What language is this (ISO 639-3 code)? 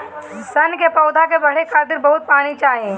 bho